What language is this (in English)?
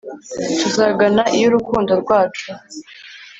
Kinyarwanda